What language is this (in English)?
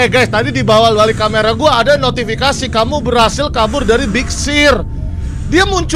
Indonesian